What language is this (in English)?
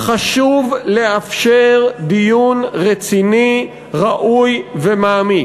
Hebrew